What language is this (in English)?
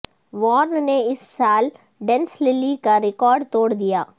Urdu